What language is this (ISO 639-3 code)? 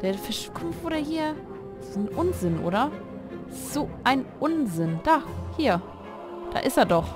deu